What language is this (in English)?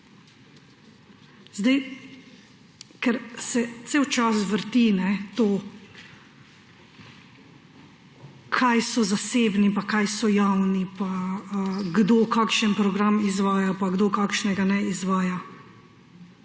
Slovenian